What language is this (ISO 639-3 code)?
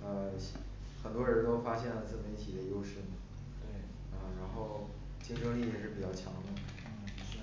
zho